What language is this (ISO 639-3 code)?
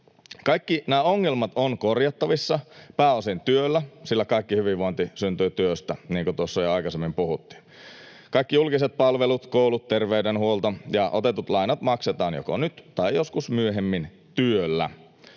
fin